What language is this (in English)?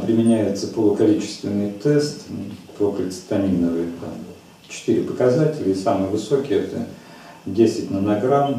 Russian